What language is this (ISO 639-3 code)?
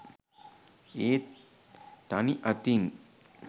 sin